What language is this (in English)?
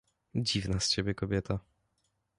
Polish